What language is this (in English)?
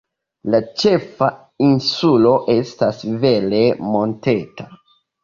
Esperanto